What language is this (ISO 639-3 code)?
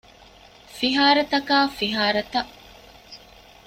div